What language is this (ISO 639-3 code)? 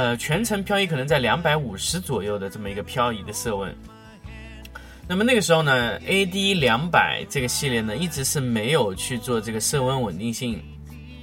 zho